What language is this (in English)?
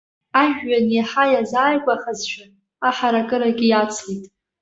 Abkhazian